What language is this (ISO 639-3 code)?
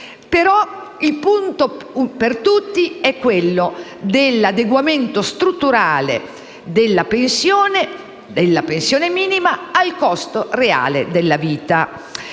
ita